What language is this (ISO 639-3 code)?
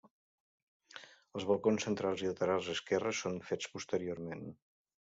cat